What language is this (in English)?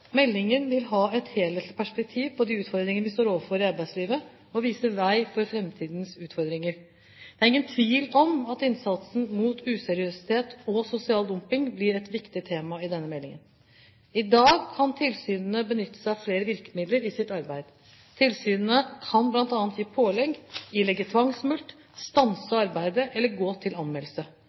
Norwegian Bokmål